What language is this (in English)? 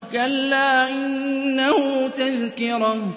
Arabic